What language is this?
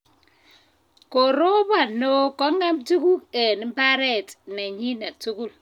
Kalenjin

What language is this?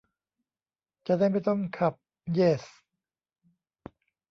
Thai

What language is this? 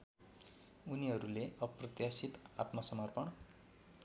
Nepali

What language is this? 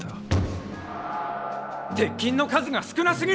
Japanese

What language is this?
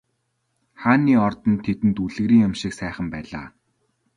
Mongolian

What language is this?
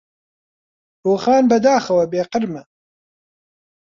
Central Kurdish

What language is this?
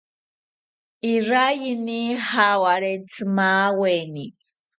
South Ucayali Ashéninka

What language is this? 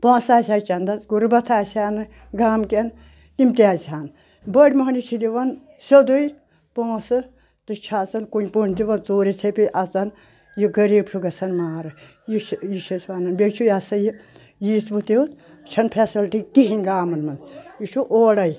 Kashmiri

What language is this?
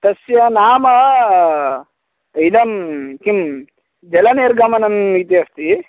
Sanskrit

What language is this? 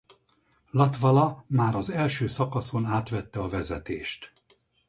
Hungarian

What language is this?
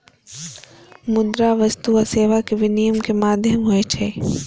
Maithili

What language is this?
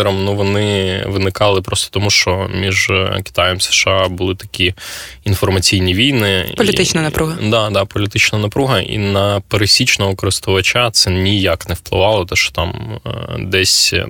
Ukrainian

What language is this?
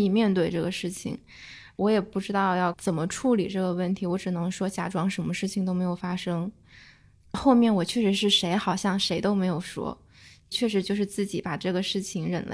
Chinese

